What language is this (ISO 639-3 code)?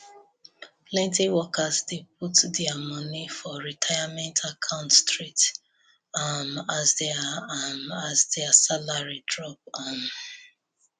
pcm